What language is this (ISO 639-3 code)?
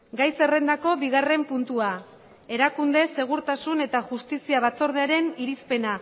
eus